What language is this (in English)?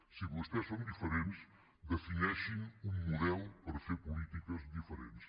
Catalan